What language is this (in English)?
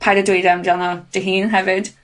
Welsh